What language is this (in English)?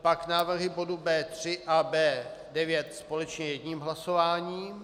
Czech